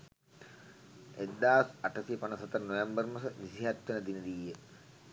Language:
Sinhala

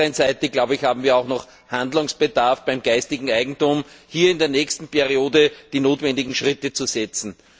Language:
German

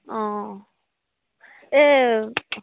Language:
Assamese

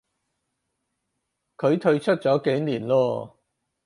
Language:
Cantonese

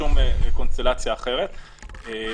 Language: Hebrew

